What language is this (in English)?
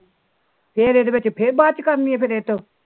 Punjabi